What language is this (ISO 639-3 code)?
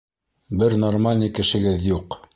bak